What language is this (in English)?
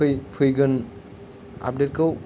Bodo